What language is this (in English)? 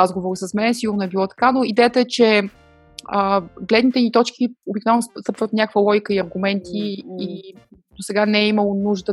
Bulgarian